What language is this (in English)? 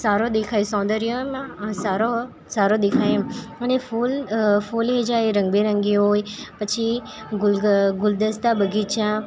Gujarati